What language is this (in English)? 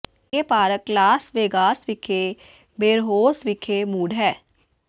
Punjabi